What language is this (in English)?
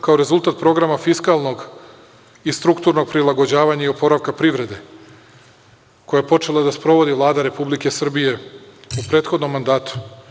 Serbian